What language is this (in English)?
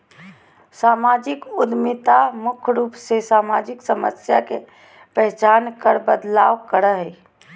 Magahi